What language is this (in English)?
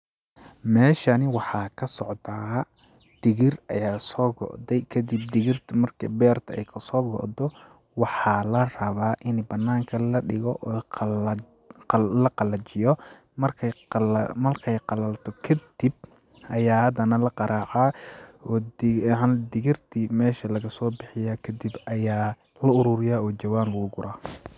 Somali